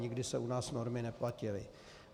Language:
Czech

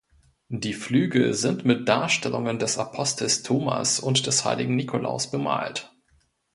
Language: German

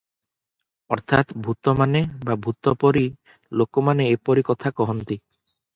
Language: Odia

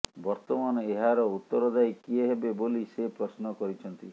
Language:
Odia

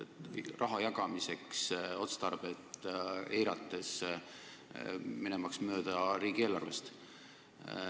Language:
Estonian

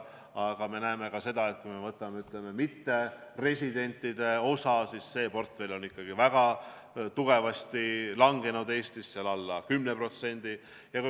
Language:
Estonian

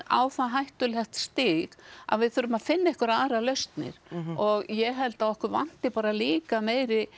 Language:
Icelandic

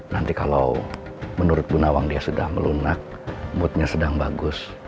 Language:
Indonesian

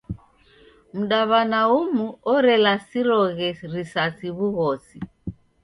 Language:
Taita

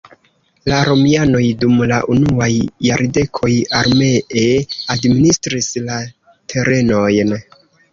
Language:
Esperanto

